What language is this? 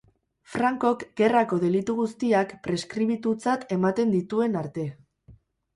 Basque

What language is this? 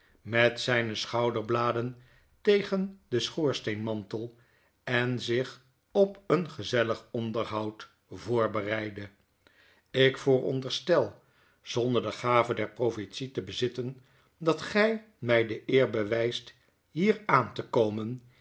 Dutch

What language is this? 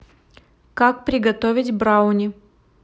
Russian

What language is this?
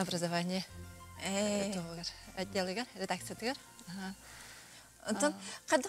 Turkish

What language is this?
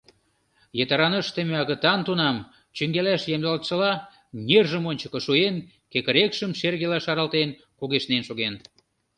Mari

